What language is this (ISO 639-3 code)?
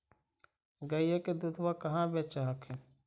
mag